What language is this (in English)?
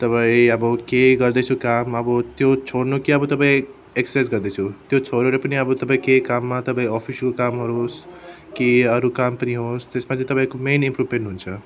Nepali